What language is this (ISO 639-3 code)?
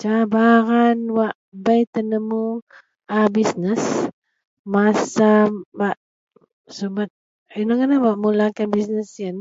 mel